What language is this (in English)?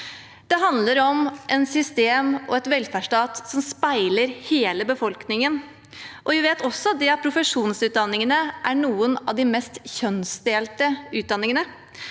Norwegian